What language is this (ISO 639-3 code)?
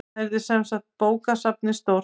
isl